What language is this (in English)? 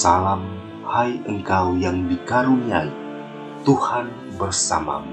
Indonesian